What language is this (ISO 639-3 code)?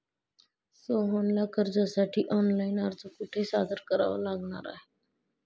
mar